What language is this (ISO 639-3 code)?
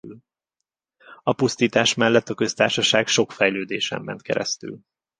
hun